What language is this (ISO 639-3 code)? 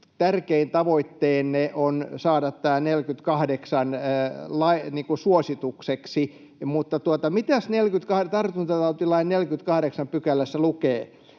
fin